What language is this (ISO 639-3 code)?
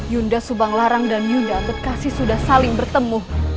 ind